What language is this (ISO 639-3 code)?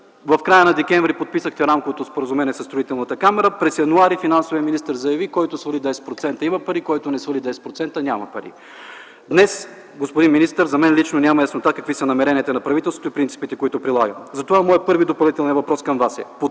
bul